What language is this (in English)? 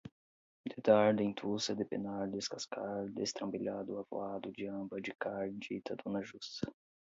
Portuguese